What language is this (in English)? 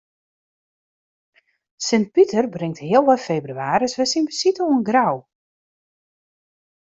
Western Frisian